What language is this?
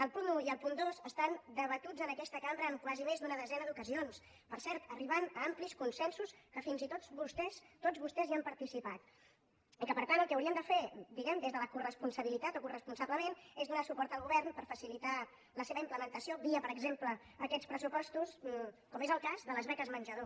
Catalan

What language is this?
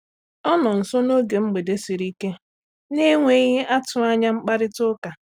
Igbo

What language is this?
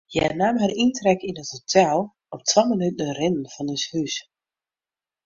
Western Frisian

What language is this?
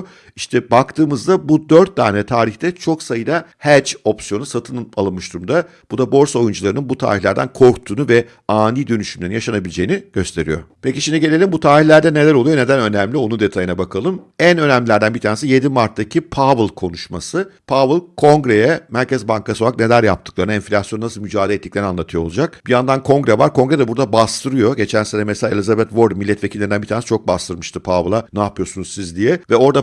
Turkish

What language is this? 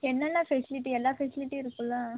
Tamil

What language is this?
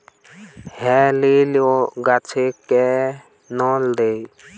Bangla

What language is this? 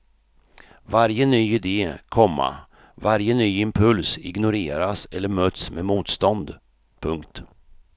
Swedish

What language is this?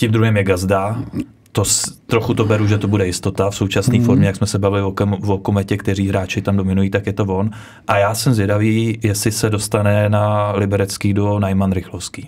Czech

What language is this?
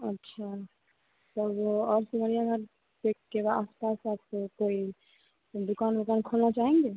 Hindi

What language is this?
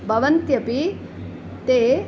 Sanskrit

